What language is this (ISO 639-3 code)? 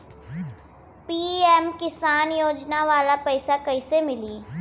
bho